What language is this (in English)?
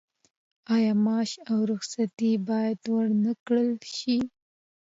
Pashto